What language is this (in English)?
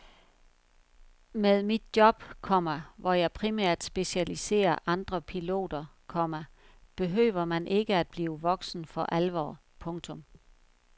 Danish